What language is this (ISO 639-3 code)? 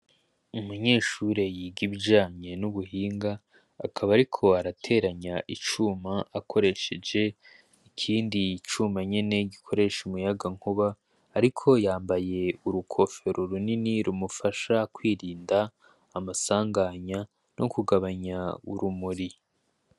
run